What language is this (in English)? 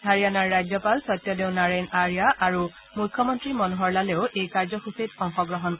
Assamese